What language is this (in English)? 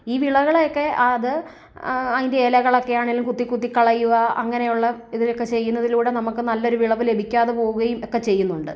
Malayalam